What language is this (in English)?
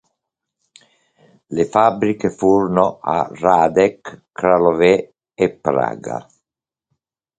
Italian